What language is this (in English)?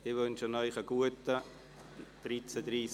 Swiss German